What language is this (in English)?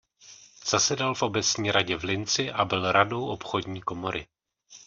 Czech